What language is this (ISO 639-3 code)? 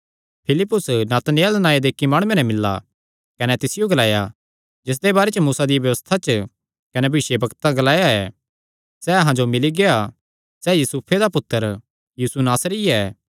xnr